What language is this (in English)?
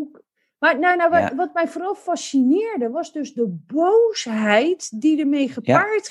Dutch